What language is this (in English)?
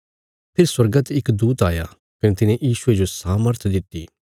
Bilaspuri